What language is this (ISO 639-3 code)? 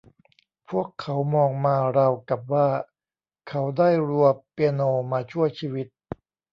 tha